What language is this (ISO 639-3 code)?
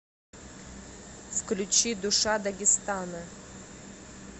rus